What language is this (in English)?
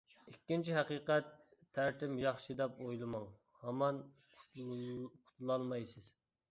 Uyghur